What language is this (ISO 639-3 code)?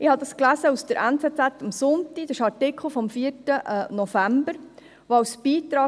gsw